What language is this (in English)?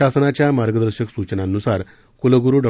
Marathi